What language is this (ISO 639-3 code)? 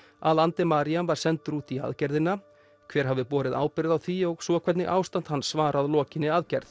isl